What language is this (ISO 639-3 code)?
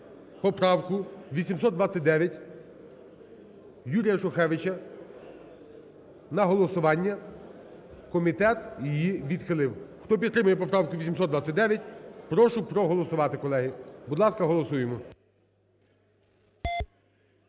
ukr